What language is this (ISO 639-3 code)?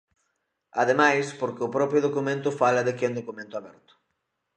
glg